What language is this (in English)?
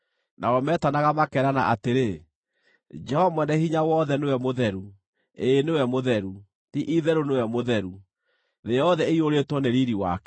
Kikuyu